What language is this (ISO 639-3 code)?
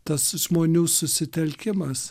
lit